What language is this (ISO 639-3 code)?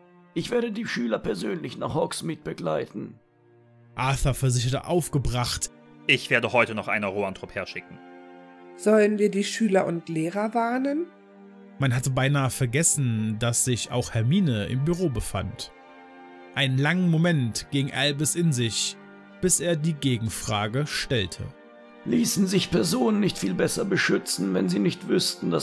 deu